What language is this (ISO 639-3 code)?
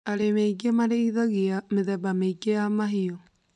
kik